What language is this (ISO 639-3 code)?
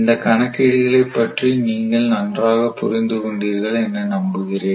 tam